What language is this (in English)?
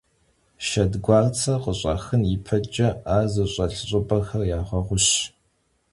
Kabardian